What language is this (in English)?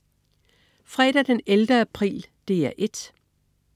Danish